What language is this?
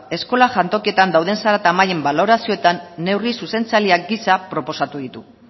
Basque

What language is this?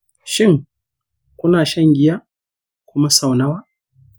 Hausa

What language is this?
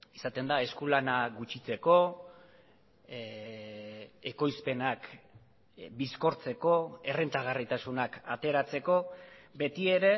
Basque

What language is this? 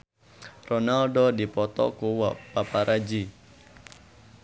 Sundanese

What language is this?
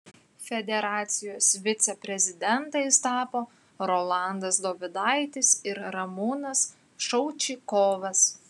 Lithuanian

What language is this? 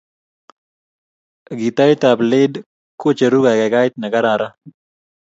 Kalenjin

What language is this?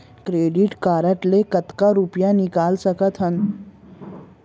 Chhattisgarhi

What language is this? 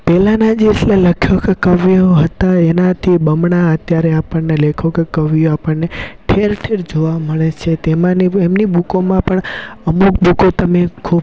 Gujarati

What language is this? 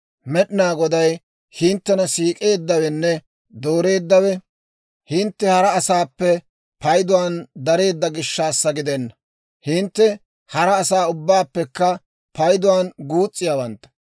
Dawro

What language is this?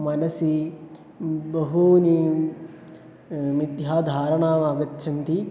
Sanskrit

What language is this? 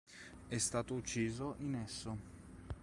Italian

